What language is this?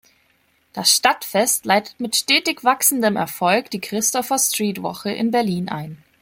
German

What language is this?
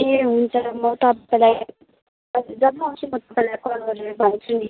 Nepali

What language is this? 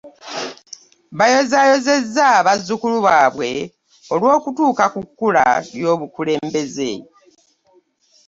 Ganda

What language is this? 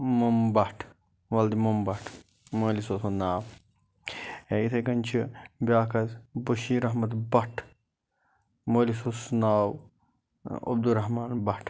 Kashmiri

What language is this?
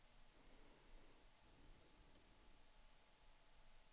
Swedish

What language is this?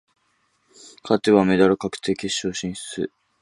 Japanese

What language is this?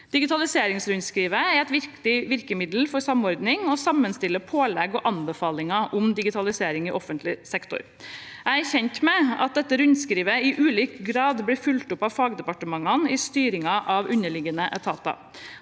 Norwegian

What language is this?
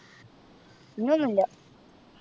Malayalam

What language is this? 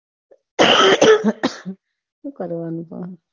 Gujarati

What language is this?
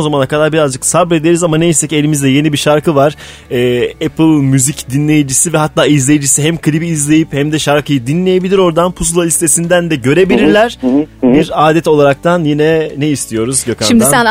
Turkish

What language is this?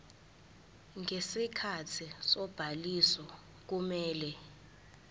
Zulu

